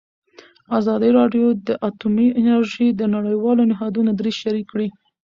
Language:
Pashto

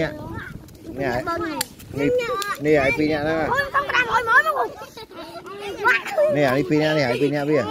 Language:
Vietnamese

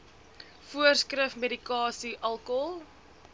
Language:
Afrikaans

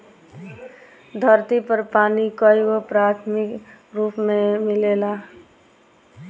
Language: Bhojpuri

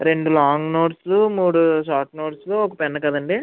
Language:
Telugu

